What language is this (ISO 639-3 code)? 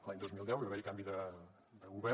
cat